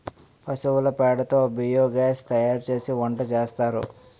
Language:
Telugu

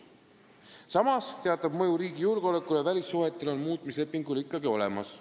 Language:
Estonian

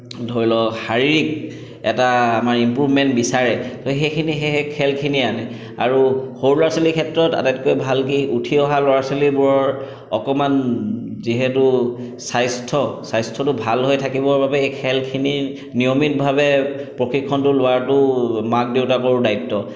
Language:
Assamese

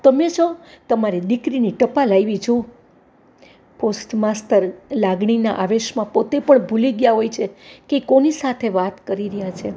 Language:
Gujarati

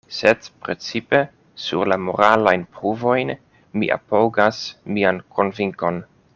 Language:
Esperanto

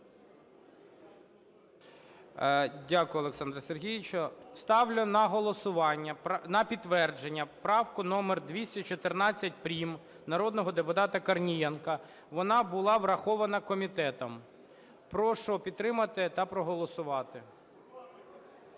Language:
Ukrainian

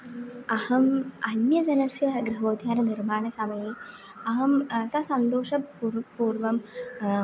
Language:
Sanskrit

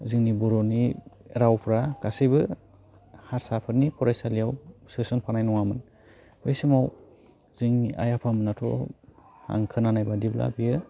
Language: Bodo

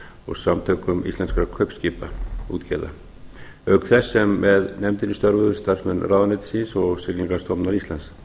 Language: Icelandic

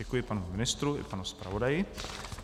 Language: Czech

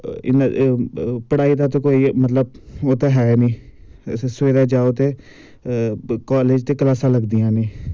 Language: Dogri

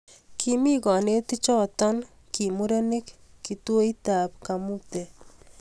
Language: Kalenjin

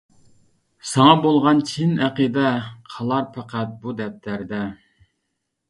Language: Uyghur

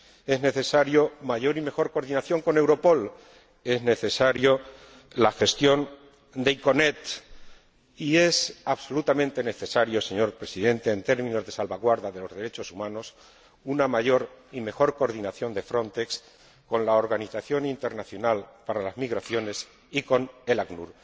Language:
Spanish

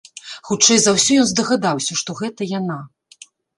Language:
Belarusian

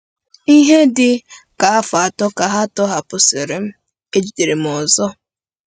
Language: Igbo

